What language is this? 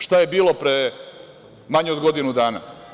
Serbian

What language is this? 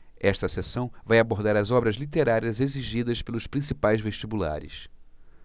Portuguese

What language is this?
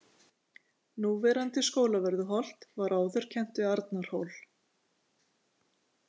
Icelandic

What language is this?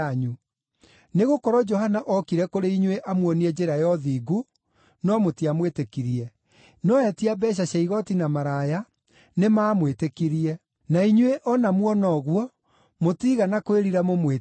Kikuyu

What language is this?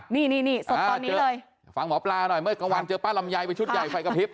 Thai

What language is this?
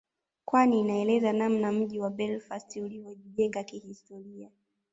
Swahili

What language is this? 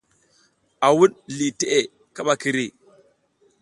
South Giziga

